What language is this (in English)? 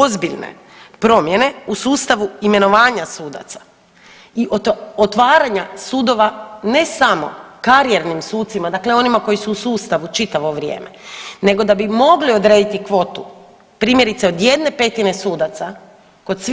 Croatian